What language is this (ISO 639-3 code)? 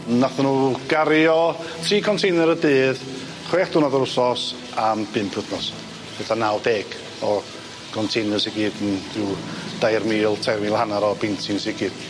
cym